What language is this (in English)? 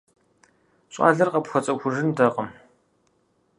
Kabardian